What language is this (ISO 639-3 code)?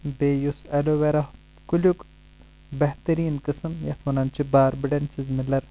kas